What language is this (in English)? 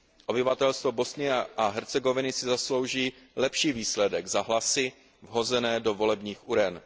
Czech